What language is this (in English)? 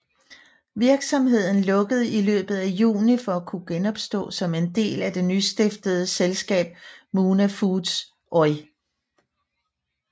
Danish